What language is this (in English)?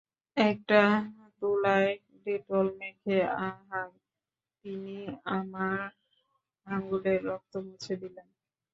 Bangla